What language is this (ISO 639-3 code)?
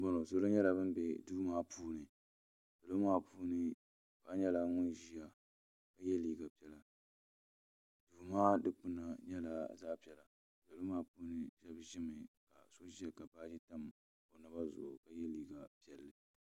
dag